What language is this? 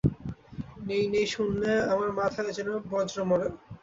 Bangla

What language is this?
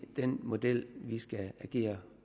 Danish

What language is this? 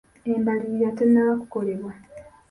Ganda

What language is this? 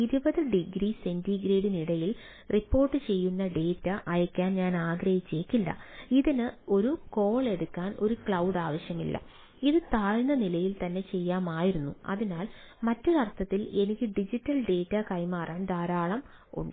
Malayalam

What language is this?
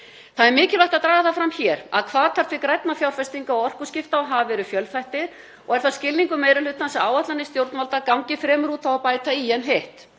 Icelandic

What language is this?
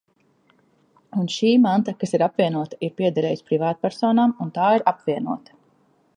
Latvian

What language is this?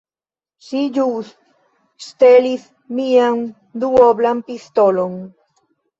Esperanto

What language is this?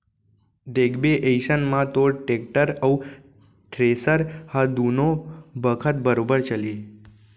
Chhattisgarhi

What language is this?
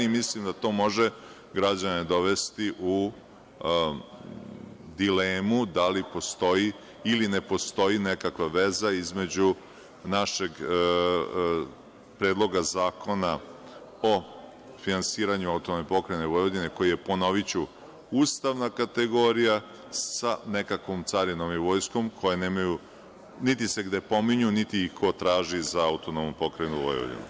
Serbian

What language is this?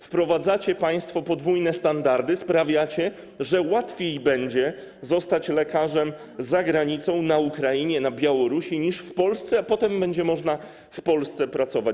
Polish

